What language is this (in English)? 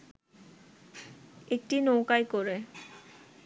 Bangla